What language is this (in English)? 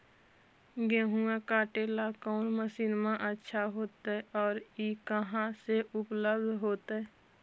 Magahi